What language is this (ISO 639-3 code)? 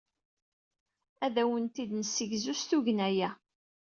kab